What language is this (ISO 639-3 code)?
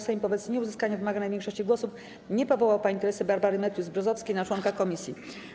pol